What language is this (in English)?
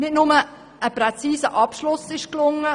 Swiss German